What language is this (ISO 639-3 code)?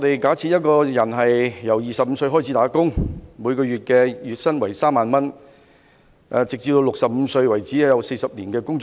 yue